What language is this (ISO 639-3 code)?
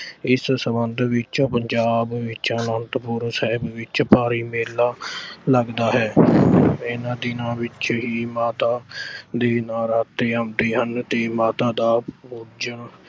pan